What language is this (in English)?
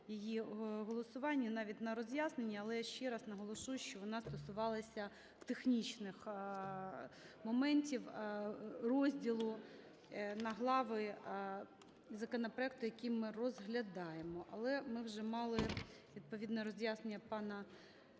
Ukrainian